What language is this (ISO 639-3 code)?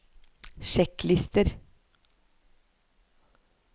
nor